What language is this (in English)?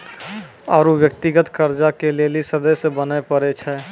Maithili